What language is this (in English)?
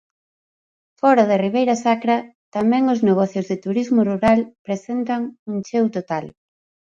Galician